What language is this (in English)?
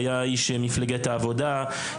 Hebrew